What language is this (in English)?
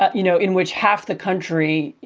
English